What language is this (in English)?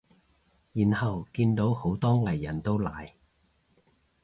Cantonese